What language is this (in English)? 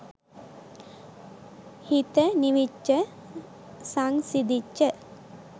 Sinhala